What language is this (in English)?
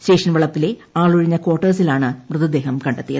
Malayalam